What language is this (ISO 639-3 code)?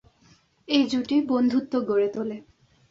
ben